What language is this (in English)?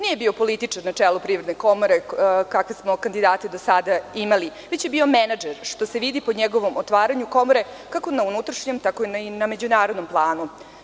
Serbian